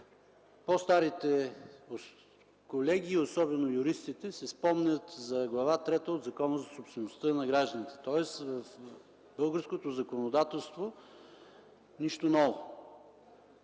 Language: Bulgarian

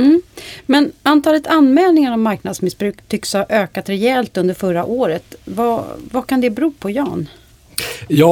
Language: Swedish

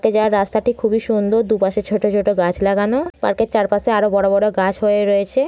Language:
Bangla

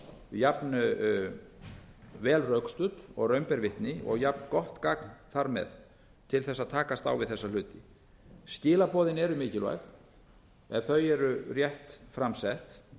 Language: Icelandic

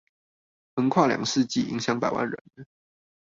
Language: Chinese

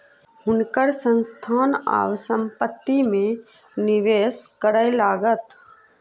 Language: Maithili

